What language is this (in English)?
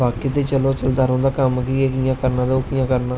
Dogri